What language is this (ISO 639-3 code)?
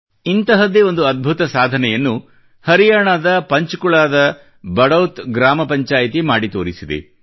kan